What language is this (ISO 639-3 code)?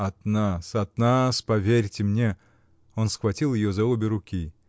rus